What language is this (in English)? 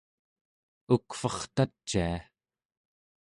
Central Yupik